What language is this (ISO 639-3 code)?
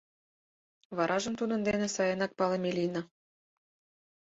chm